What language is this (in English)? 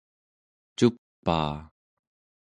Central Yupik